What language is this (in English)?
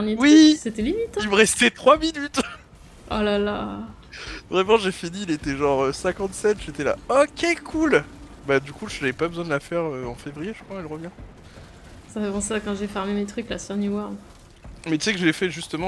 French